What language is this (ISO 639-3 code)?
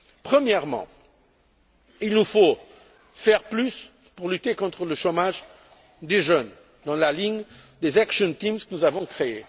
fra